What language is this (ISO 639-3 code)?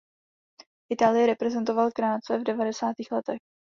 ces